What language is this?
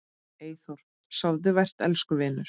Icelandic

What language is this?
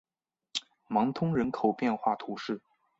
Chinese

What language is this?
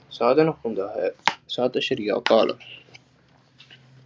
Punjabi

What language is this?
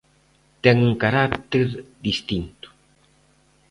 Galician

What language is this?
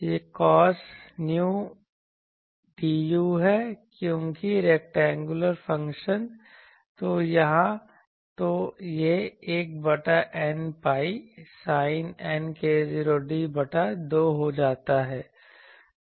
Hindi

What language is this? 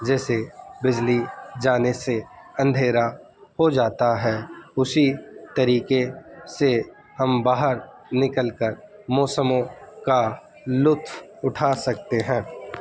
Urdu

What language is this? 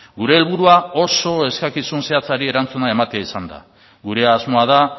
Basque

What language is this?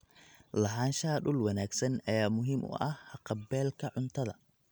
Somali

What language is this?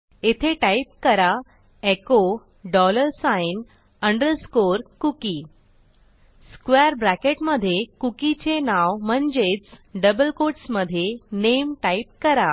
Marathi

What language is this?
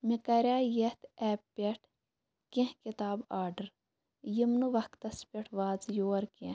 Kashmiri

